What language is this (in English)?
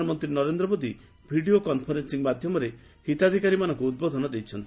Odia